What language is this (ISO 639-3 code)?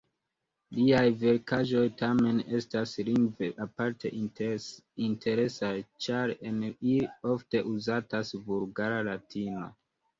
epo